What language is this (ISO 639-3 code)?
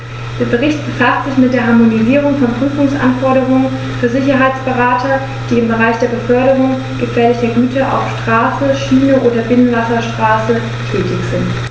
deu